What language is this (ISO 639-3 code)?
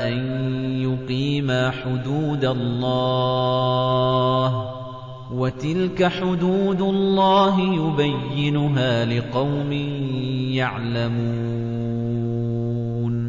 ara